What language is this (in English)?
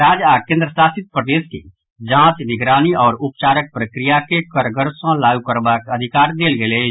Maithili